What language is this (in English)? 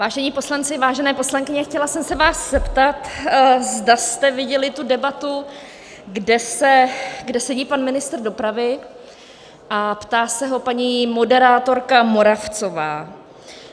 Czech